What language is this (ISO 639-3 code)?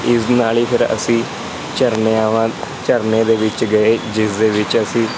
pan